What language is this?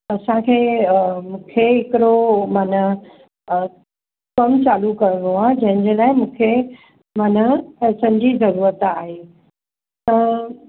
Sindhi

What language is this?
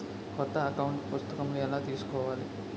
Telugu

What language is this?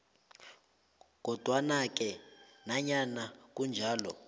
South Ndebele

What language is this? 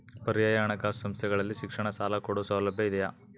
Kannada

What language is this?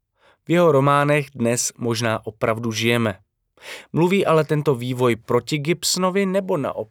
Czech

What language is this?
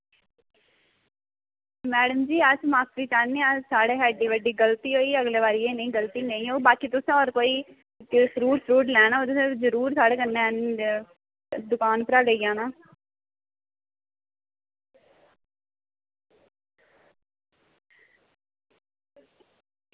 Dogri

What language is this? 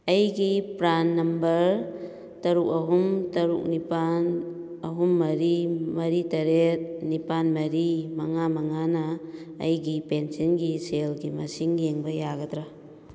Manipuri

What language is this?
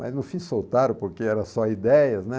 Portuguese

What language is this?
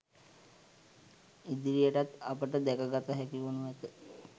Sinhala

